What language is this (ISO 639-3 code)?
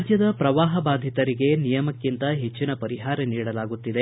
kan